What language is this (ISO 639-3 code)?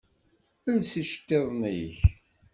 kab